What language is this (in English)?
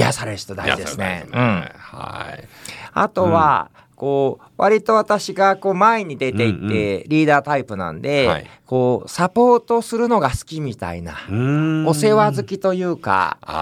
Japanese